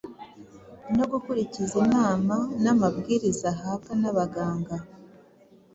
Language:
Kinyarwanda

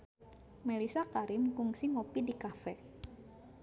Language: Sundanese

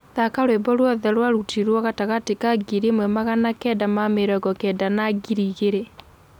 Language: Kikuyu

